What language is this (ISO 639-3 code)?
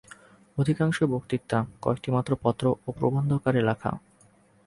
ben